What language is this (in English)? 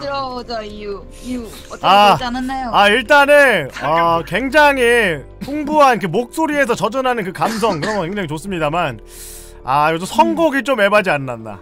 Korean